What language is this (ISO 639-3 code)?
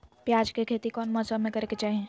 mag